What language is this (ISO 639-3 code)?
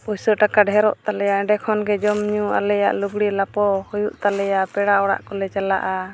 sat